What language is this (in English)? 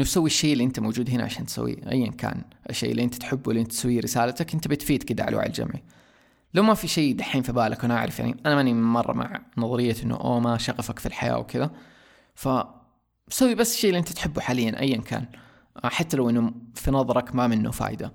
Arabic